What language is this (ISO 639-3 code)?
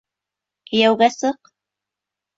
bak